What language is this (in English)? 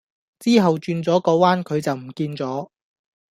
Cantonese